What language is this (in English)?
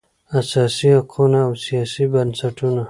Pashto